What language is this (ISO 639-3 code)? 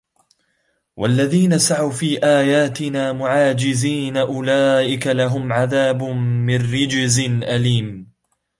ara